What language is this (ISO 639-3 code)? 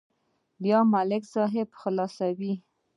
pus